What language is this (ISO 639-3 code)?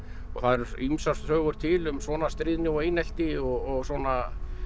isl